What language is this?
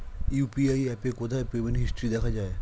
Bangla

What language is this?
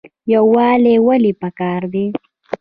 Pashto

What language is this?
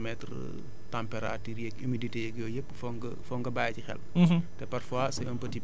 Wolof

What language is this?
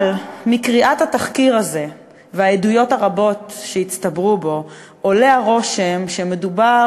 Hebrew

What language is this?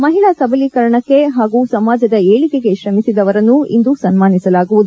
Kannada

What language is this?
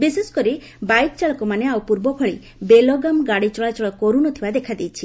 Odia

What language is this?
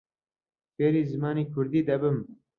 Central Kurdish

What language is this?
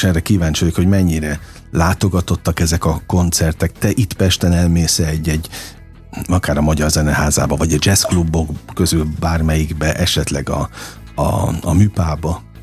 Hungarian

